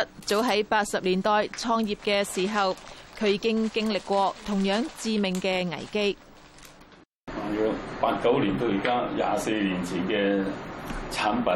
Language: Chinese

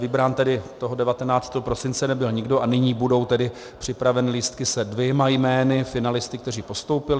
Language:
Czech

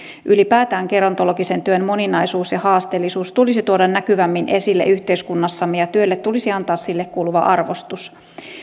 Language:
Finnish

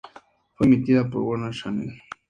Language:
Spanish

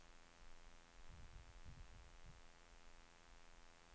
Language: Swedish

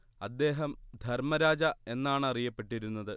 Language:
Malayalam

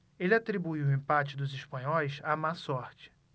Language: Portuguese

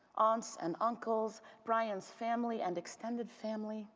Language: English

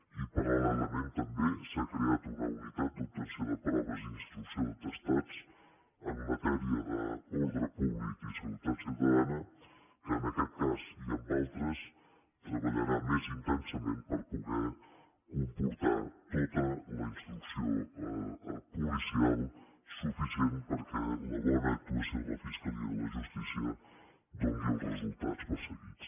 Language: Catalan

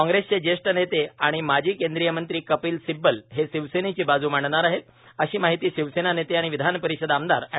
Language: Marathi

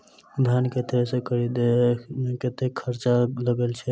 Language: Maithili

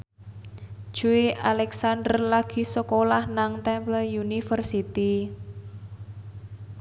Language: Javanese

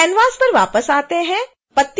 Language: Hindi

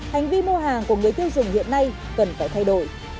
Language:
Vietnamese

